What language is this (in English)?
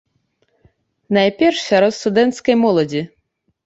Belarusian